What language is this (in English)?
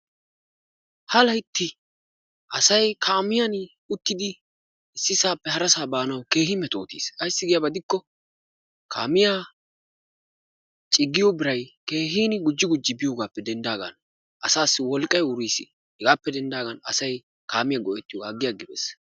Wolaytta